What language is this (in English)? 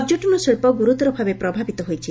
Odia